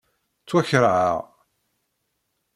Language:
Kabyle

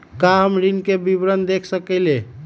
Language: Magahi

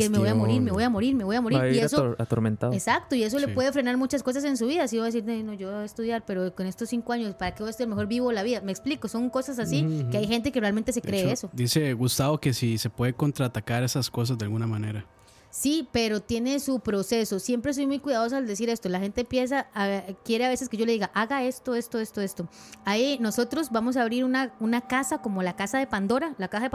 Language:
Spanish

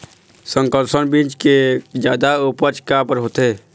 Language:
Chhattisgarhi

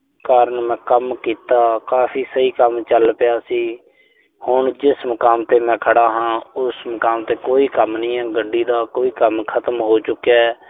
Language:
Punjabi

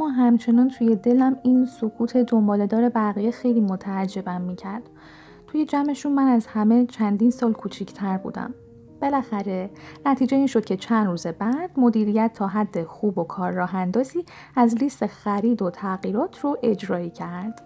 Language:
Persian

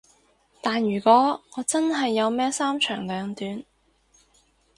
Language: Cantonese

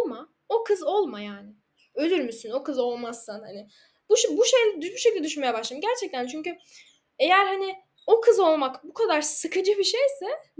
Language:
Turkish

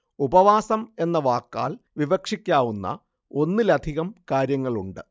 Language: Malayalam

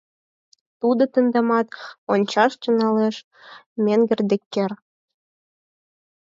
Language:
Mari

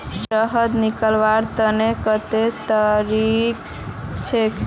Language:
Magahi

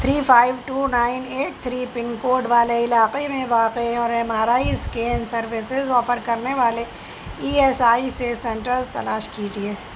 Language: Urdu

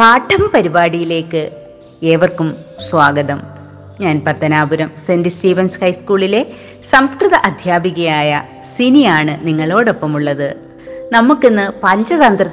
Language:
Malayalam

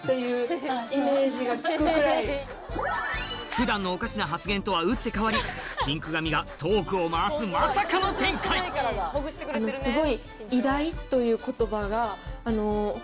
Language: Japanese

